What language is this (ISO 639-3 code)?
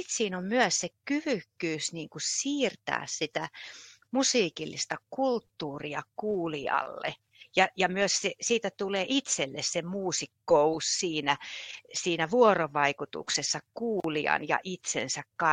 fin